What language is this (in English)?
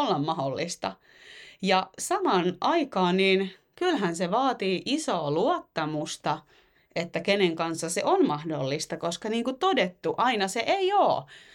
Finnish